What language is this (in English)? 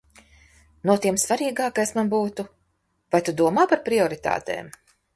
Latvian